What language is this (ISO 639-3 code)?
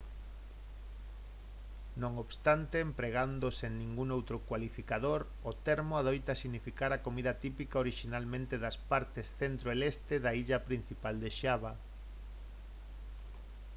glg